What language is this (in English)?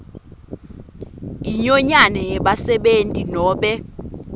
Swati